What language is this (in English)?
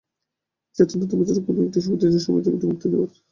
Bangla